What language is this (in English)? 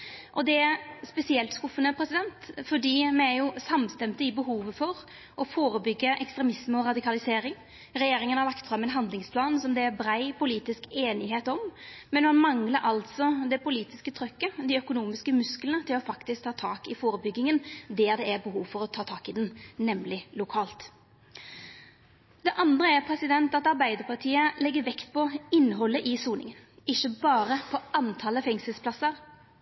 Norwegian Nynorsk